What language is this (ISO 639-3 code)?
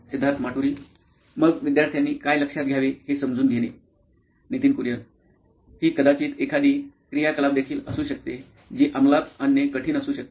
mar